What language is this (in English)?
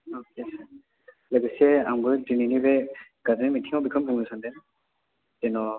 Bodo